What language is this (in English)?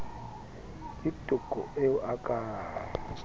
Southern Sotho